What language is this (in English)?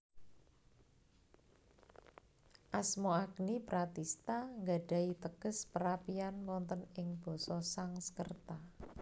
Javanese